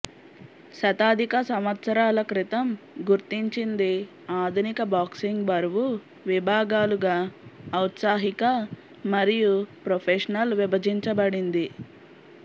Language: Telugu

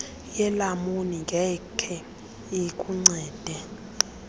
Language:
Xhosa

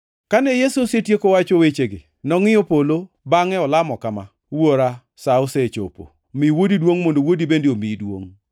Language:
Luo (Kenya and Tanzania)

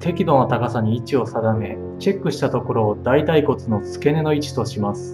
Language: Japanese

